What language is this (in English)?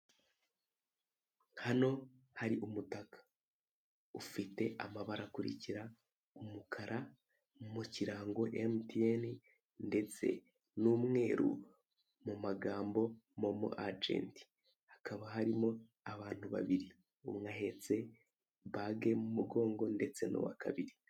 Kinyarwanda